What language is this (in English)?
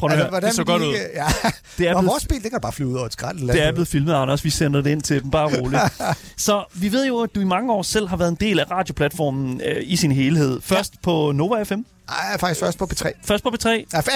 Danish